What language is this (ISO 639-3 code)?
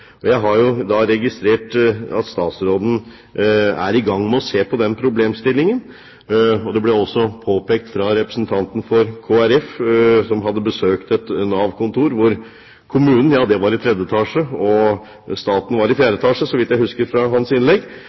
nob